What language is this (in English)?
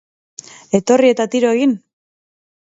Basque